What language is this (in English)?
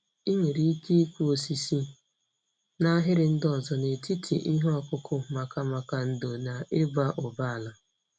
Igbo